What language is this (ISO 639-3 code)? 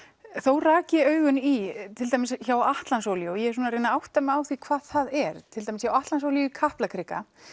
isl